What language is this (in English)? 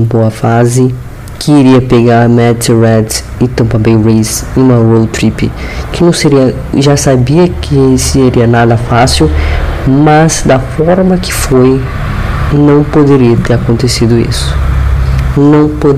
Portuguese